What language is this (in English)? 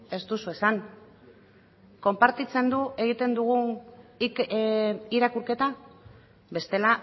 Basque